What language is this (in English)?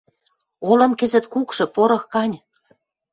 Western Mari